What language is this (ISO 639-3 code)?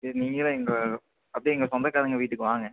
tam